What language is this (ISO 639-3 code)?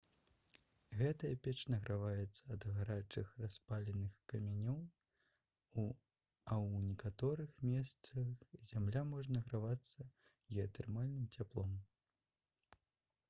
bel